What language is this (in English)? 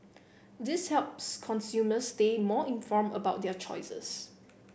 English